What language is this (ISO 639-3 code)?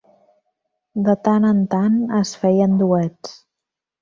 cat